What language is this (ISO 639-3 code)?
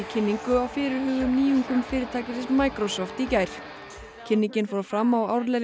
isl